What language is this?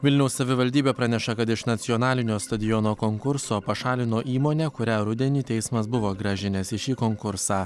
Lithuanian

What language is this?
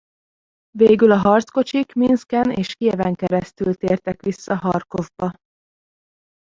Hungarian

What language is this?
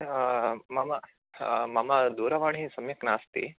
Sanskrit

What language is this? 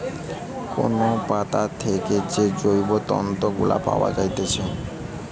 Bangla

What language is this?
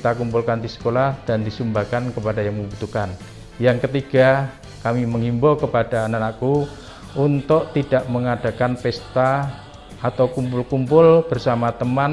Indonesian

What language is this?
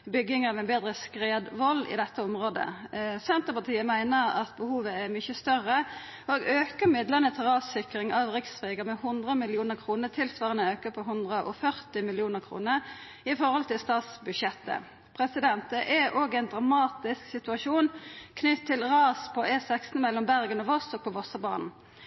Norwegian Nynorsk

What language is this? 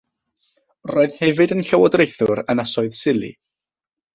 Welsh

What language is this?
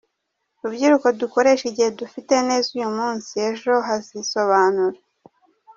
Kinyarwanda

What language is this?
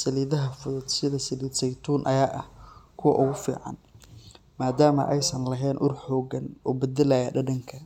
Somali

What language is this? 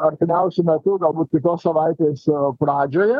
Lithuanian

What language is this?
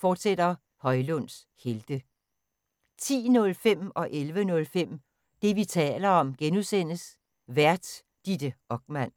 Danish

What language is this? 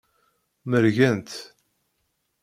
Kabyle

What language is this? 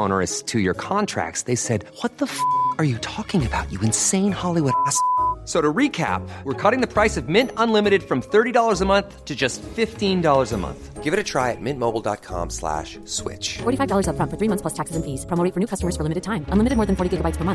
German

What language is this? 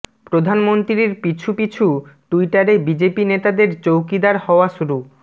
Bangla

